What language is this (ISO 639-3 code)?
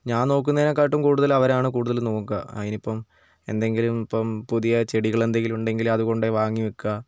mal